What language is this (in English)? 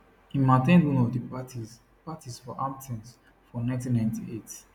Nigerian Pidgin